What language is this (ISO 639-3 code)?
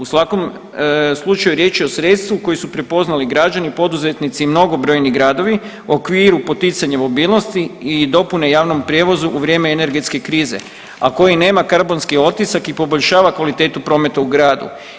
hrv